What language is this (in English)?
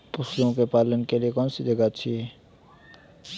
Hindi